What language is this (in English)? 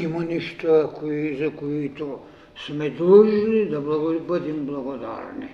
Bulgarian